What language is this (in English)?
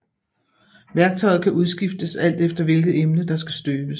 Danish